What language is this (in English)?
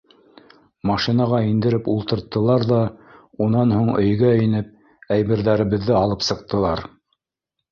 Bashkir